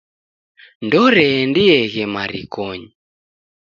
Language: Taita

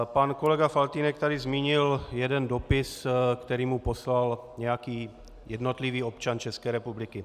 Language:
Czech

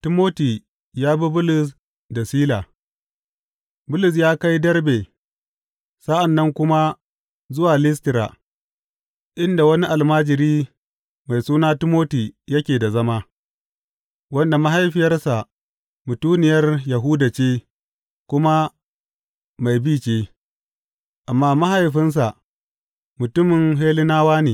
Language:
Hausa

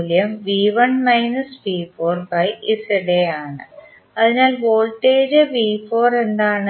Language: Malayalam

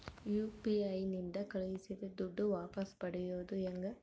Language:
Kannada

